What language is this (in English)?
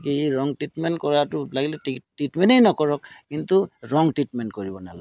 Assamese